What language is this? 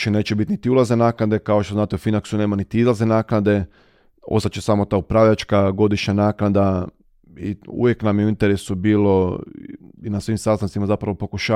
Croatian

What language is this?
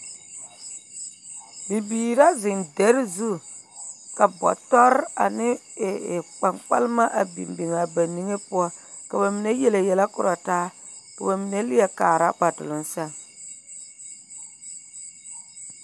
Southern Dagaare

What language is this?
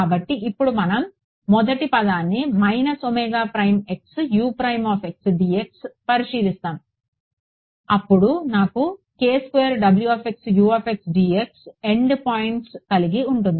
Telugu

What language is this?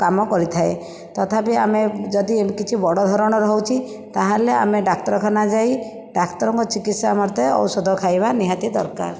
Odia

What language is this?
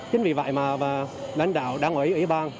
Vietnamese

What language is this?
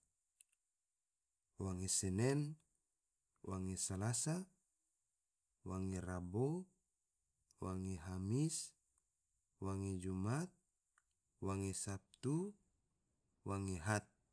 Tidore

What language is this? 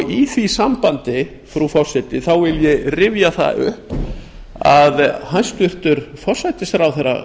Icelandic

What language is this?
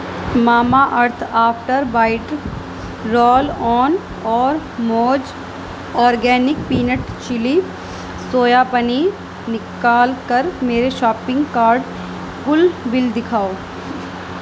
Urdu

